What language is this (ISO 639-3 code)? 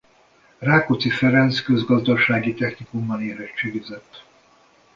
hun